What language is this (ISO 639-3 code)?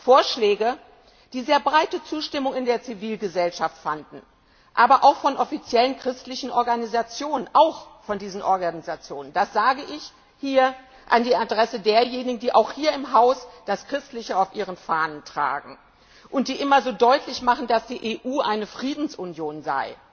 deu